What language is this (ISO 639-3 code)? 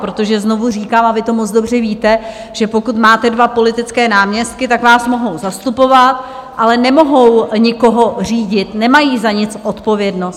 ces